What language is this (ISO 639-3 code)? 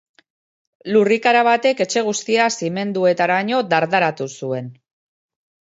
eus